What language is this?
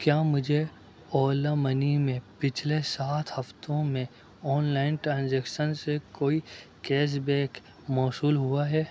Urdu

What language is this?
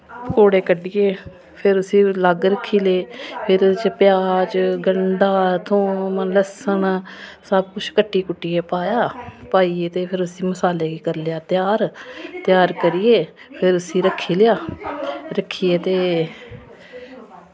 Dogri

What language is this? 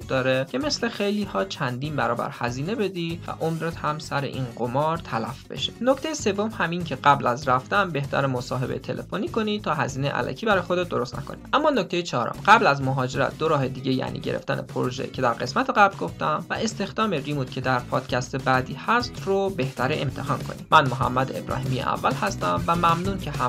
Persian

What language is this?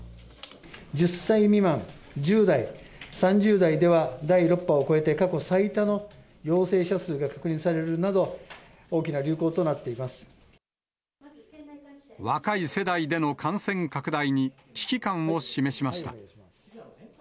Japanese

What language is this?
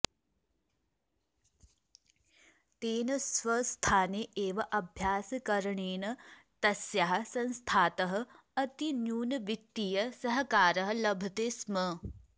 Sanskrit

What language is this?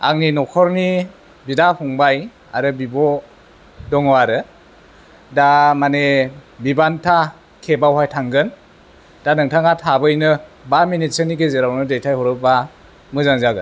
Bodo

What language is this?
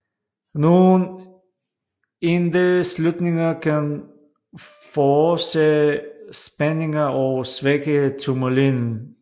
Danish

